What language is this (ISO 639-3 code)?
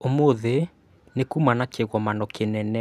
kik